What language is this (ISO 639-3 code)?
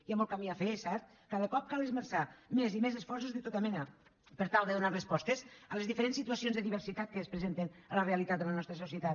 cat